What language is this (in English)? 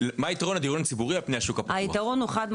Hebrew